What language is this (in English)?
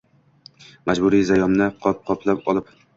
Uzbek